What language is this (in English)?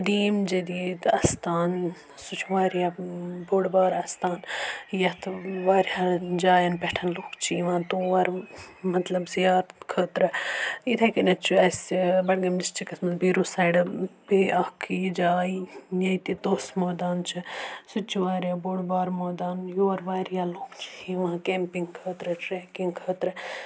Kashmiri